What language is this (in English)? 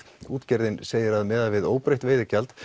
Icelandic